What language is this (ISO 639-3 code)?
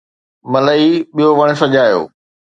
snd